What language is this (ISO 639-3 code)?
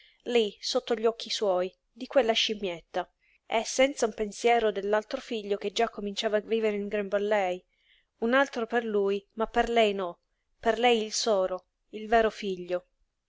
ita